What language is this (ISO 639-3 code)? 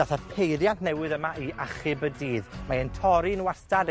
cym